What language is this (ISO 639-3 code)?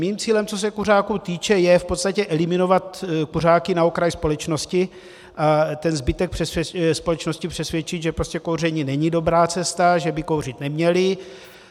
ces